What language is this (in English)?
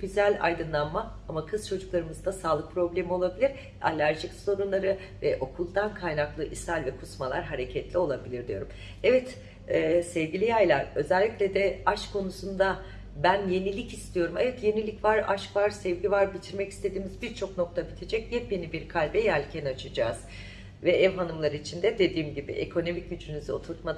Turkish